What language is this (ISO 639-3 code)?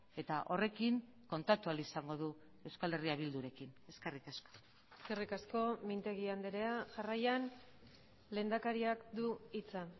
eus